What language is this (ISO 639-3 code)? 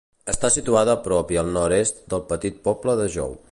cat